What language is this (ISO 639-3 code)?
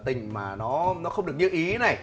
vie